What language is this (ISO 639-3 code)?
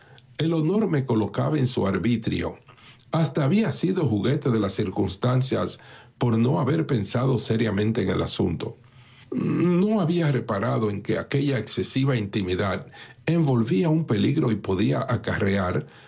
spa